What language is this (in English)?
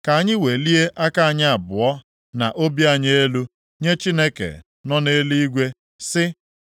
Igbo